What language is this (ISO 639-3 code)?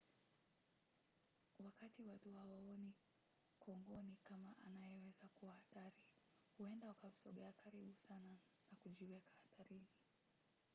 swa